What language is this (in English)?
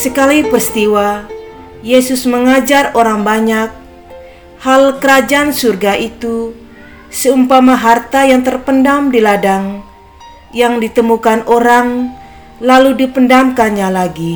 Indonesian